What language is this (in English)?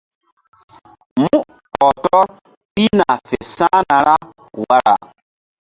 Mbum